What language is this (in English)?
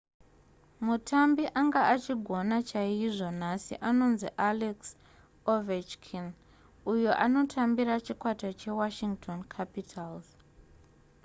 Shona